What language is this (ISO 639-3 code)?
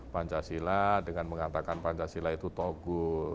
ind